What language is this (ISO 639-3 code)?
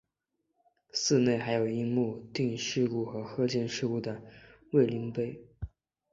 zho